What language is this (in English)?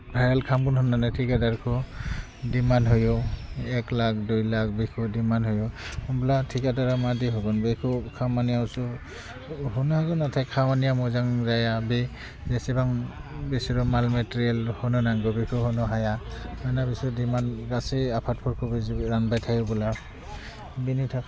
Bodo